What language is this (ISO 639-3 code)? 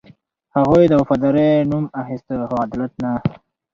pus